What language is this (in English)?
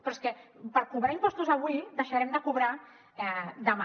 Catalan